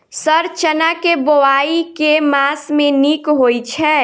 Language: Maithili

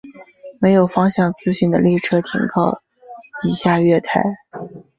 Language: Chinese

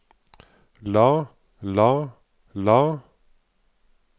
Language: Norwegian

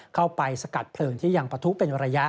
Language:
Thai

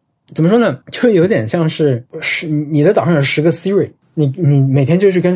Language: Chinese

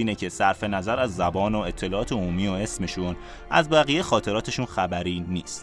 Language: Persian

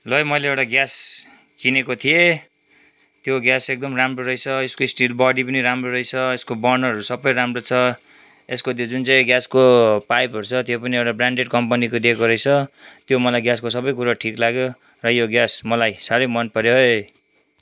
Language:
Nepali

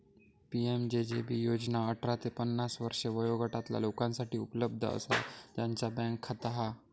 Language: Marathi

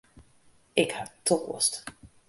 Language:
Western Frisian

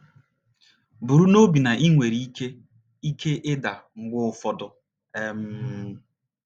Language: Igbo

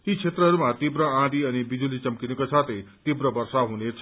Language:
Nepali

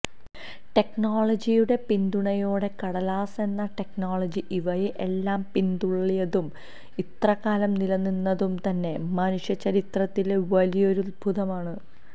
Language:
Malayalam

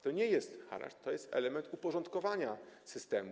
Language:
Polish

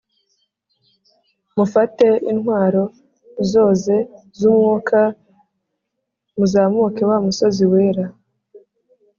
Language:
Kinyarwanda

